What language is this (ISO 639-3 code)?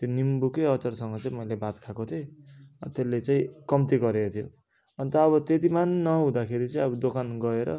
nep